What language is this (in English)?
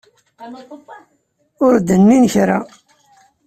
Kabyle